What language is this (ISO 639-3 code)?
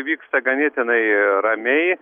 lit